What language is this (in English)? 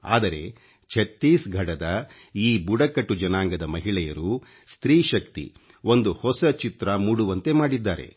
Kannada